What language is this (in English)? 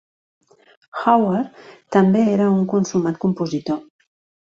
Catalan